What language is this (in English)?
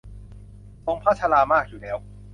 Thai